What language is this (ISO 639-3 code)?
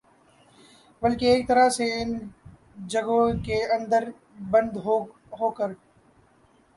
urd